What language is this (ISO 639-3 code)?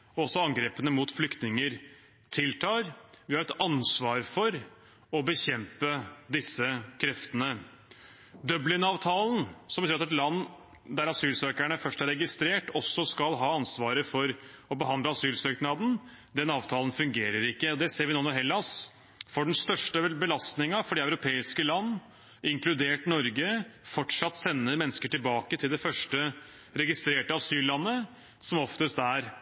nob